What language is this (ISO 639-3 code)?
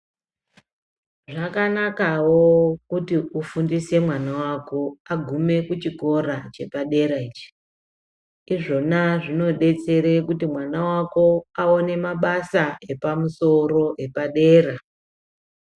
ndc